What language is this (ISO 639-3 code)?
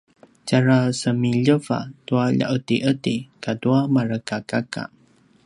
pwn